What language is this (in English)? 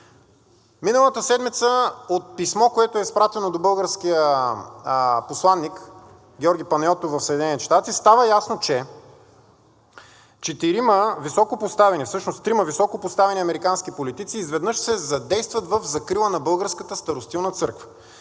Bulgarian